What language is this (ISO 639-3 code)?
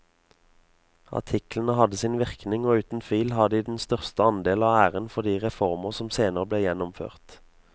nor